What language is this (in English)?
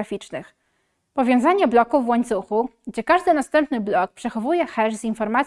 Polish